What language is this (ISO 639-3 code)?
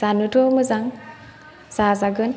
brx